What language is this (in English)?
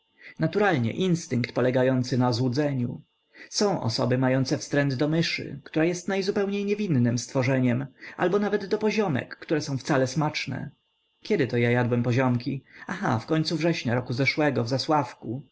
Polish